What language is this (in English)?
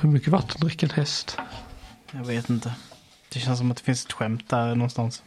Swedish